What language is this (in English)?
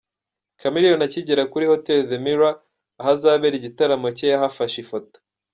Kinyarwanda